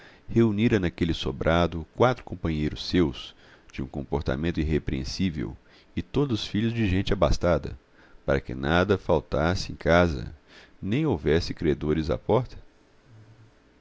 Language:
Portuguese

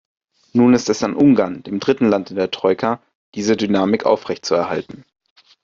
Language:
German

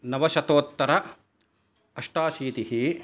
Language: Sanskrit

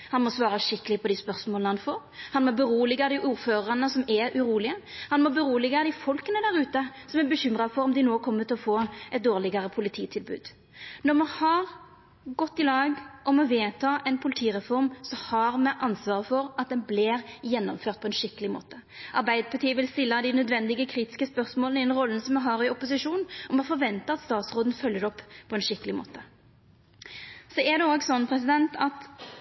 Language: Norwegian Nynorsk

